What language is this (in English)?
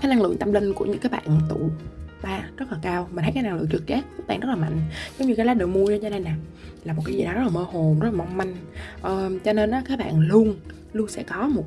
Vietnamese